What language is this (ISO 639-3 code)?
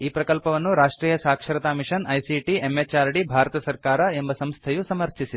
kan